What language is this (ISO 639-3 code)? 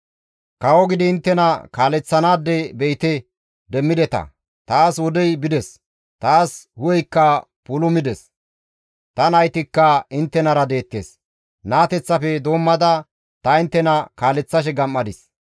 gmv